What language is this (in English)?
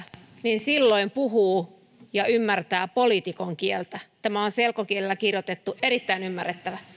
Finnish